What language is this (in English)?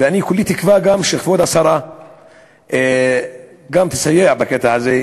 Hebrew